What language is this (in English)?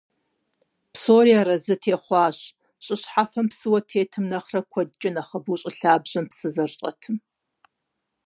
Kabardian